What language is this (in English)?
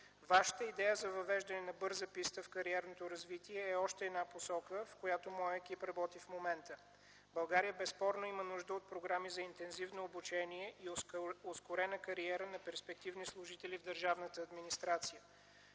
Bulgarian